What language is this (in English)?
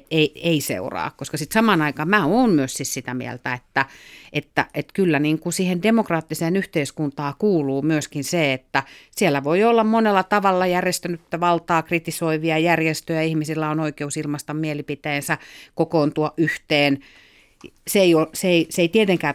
Finnish